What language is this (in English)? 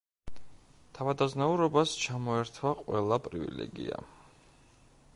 Georgian